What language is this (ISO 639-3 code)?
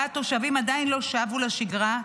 heb